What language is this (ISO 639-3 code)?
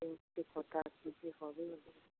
ben